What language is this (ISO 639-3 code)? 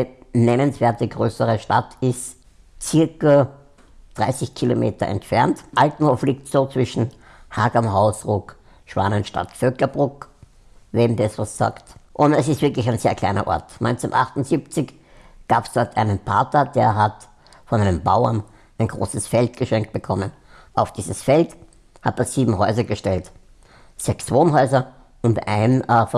deu